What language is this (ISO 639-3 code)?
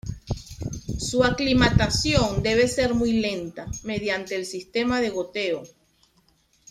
spa